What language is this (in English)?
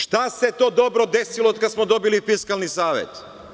Serbian